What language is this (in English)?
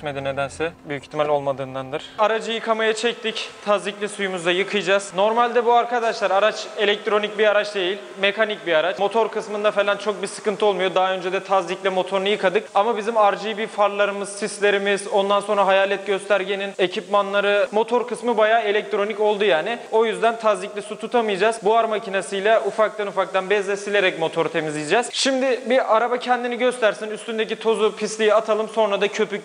Turkish